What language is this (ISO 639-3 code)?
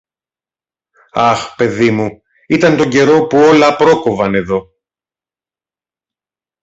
ell